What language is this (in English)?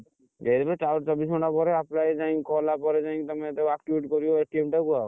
Odia